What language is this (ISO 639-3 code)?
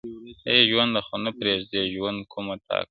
pus